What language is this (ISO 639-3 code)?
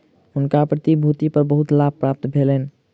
mai